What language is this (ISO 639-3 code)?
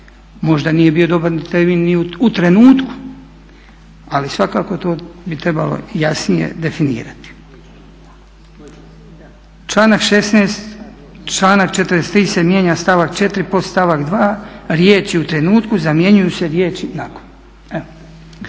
hrv